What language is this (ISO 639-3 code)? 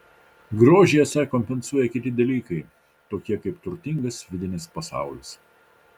lit